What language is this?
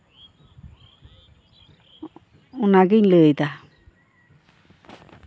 Santali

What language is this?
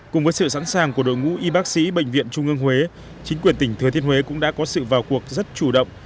Vietnamese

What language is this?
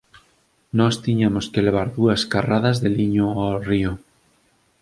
Galician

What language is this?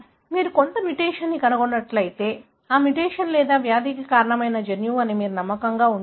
Telugu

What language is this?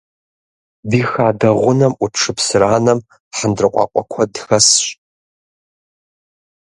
Kabardian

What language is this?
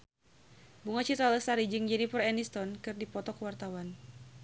Sundanese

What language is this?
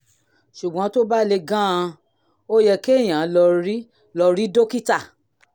Yoruba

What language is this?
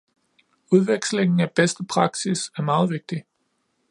Danish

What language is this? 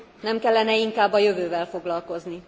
Hungarian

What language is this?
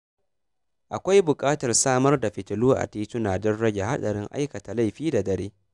Hausa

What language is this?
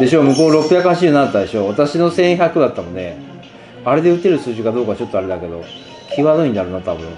Japanese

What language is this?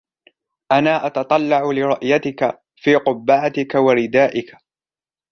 Arabic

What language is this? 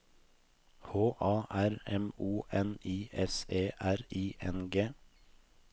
Norwegian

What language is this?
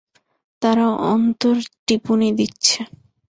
Bangla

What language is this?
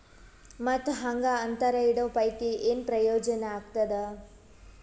Kannada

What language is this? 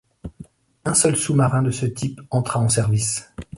French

